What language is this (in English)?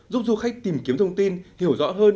Vietnamese